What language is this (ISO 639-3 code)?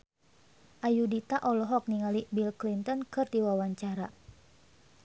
sun